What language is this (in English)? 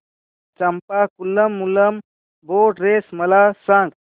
Marathi